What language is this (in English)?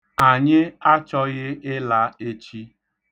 Igbo